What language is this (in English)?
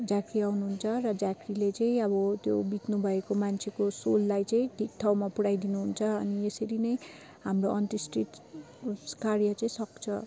Nepali